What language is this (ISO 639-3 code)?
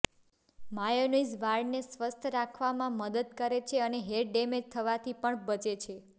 guj